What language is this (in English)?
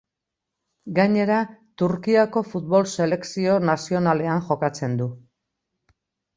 Basque